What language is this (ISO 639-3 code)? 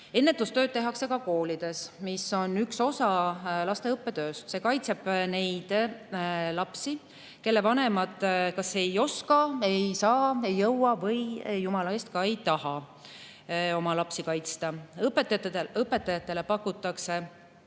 est